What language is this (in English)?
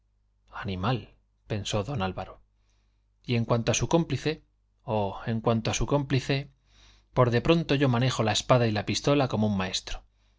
Spanish